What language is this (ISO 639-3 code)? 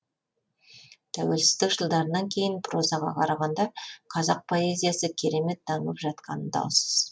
kaz